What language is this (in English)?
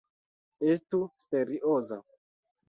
Esperanto